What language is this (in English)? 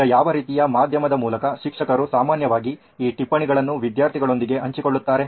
Kannada